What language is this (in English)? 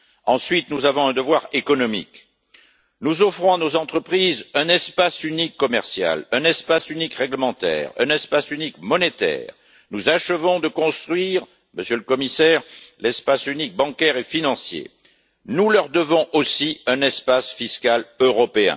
French